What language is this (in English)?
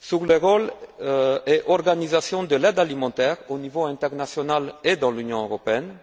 French